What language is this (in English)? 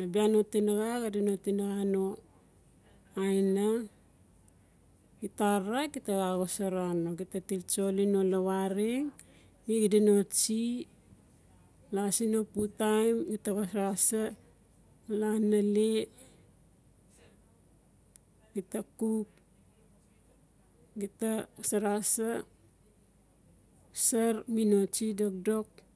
Notsi